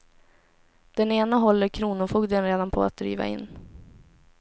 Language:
Swedish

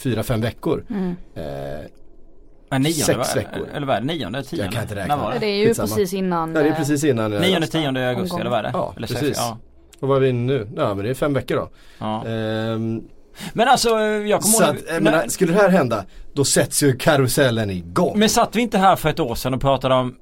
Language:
Swedish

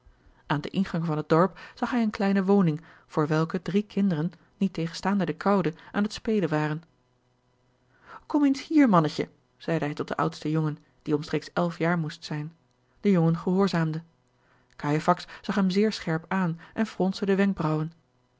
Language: Dutch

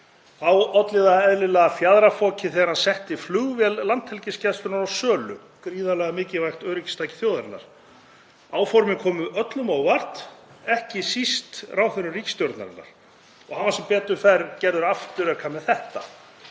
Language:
Icelandic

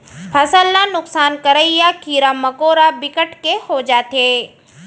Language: Chhattisgarhi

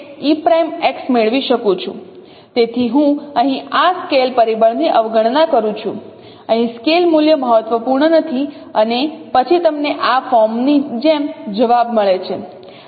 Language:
Gujarati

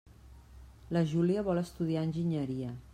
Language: Catalan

